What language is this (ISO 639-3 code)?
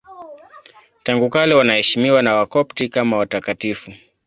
swa